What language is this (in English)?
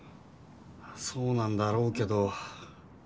Japanese